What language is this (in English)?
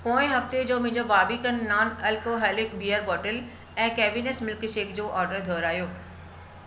Sindhi